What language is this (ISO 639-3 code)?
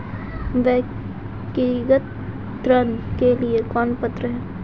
hin